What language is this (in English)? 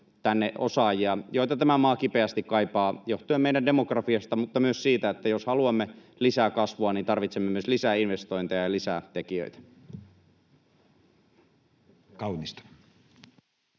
Finnish